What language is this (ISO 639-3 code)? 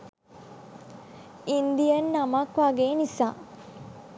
sin